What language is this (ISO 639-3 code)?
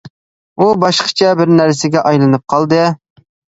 uig